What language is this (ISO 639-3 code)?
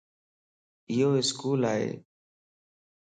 lss